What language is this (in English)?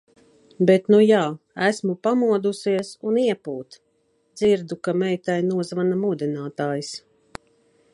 Latvian